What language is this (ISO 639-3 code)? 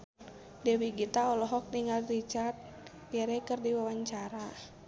sun